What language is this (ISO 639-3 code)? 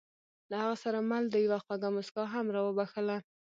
pus